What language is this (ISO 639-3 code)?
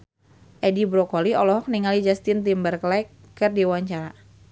sun